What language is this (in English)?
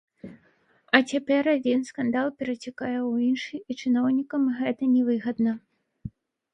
Belarusian